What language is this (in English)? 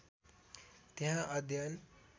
Nepali